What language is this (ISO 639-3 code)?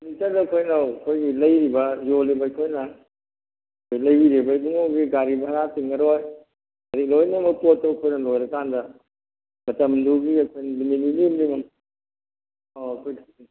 mni